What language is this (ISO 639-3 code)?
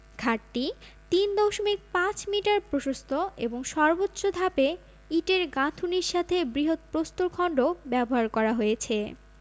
ben